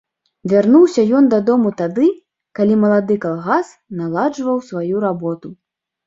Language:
Belarusian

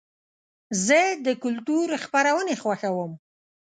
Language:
Pashto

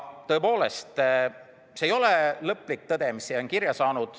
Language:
Estonian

